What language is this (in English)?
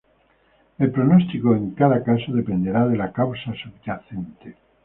Spanish